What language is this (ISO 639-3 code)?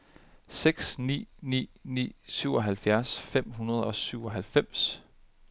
dan